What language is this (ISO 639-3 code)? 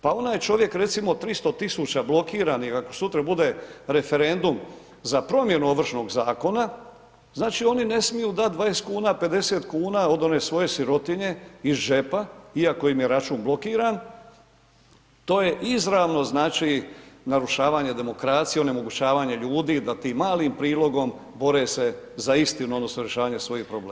hrv